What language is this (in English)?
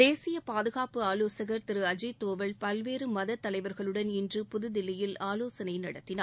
Tamil